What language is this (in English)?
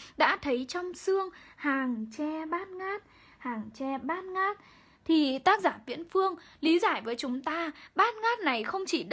Vietnamese